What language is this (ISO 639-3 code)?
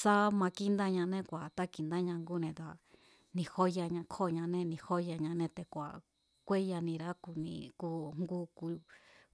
vmz